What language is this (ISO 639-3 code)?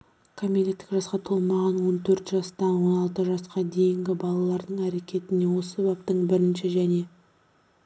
kaz